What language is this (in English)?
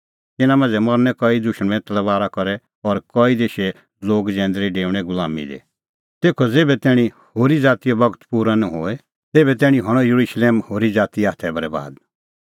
Kullu Pahari